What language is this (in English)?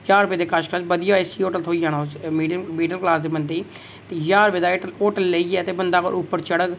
Dogri